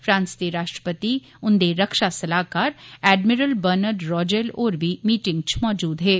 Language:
Dogri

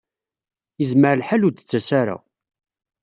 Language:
Kabyle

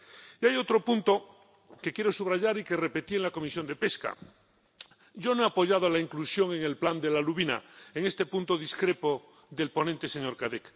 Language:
Spanish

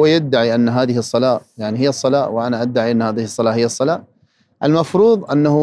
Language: Arabic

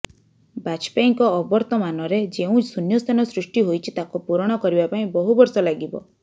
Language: Odia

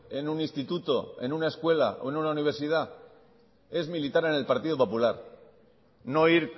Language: Spanish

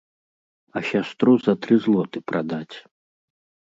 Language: Belarusian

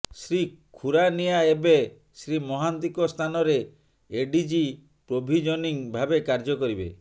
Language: Odia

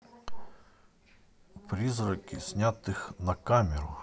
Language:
Russian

